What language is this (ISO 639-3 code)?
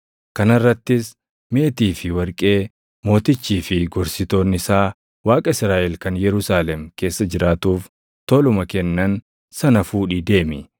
orm